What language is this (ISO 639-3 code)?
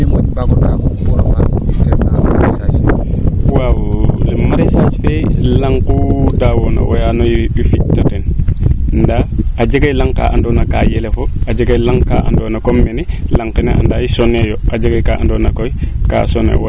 srr